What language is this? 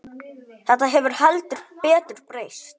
Icelandic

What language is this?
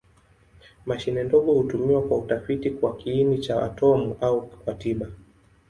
Swahili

